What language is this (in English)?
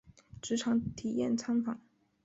Chinese